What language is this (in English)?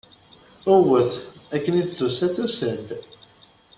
Kabyle